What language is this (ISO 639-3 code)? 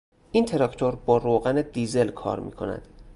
fas